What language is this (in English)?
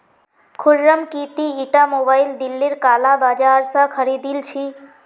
Magahi